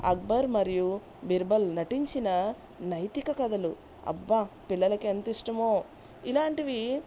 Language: Telugu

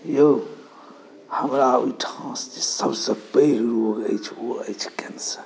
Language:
Maithili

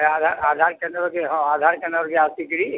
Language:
Odia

